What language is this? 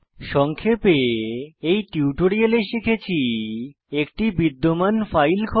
Bangla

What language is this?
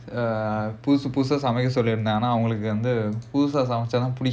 English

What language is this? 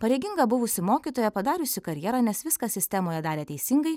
Lithuanian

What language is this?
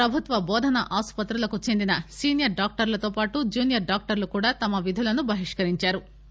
Telugu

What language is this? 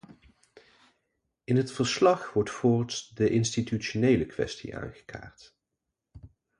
Dutch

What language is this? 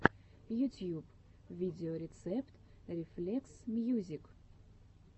Russian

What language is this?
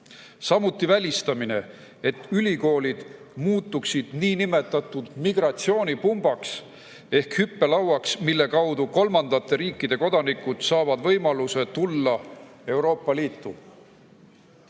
Estonian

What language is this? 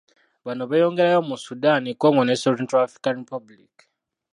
Ganda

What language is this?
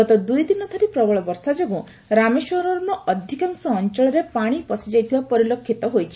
Odia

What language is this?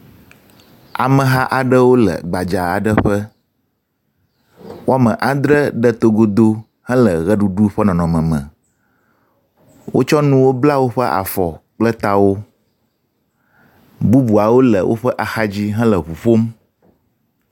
Ewe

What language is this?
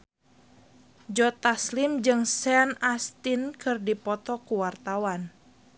Sundanese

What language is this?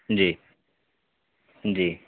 Urdu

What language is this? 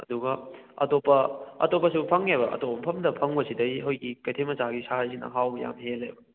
Manipuri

